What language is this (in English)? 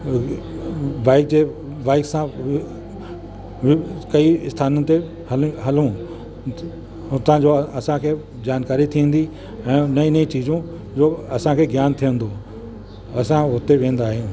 Sindhi